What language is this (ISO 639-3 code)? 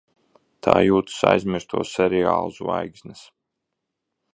lav